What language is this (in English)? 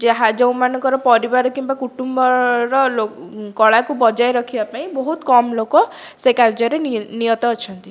Odia